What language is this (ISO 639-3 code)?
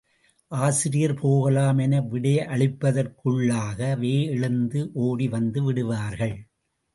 tam